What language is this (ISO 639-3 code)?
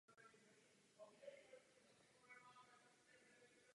ces